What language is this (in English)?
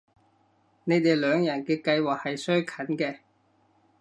Cantonese